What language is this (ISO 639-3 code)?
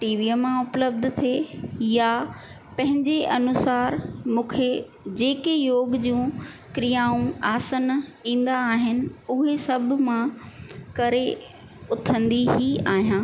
snd